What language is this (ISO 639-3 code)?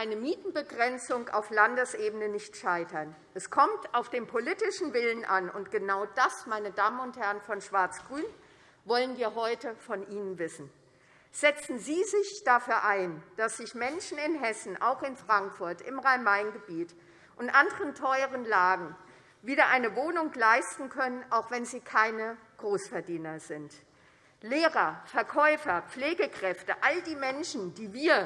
deu